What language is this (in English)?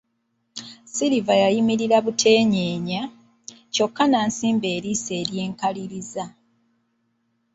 Ganda